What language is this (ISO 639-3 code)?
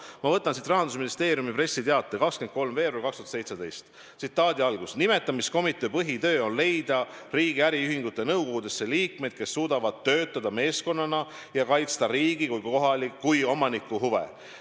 est